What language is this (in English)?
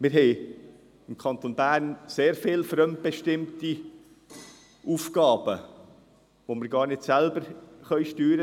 Swiss German